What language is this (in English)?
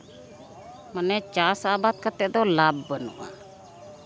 Santali